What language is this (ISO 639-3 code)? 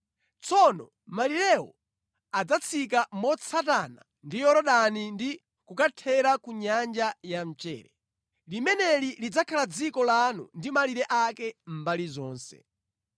nya